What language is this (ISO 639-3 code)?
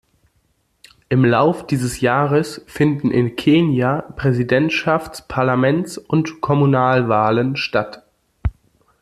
deu